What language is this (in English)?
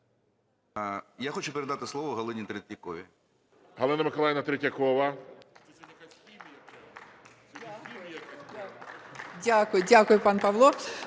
Ukrainian